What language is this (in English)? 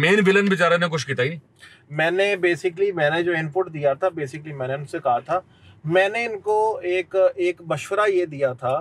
Hindi